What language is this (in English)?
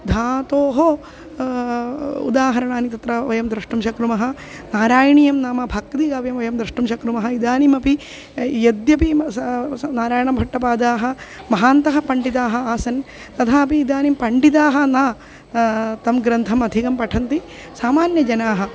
Sanskrit